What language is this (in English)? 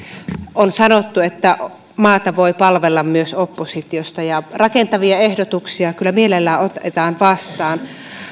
Finnish